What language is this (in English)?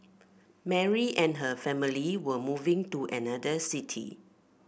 English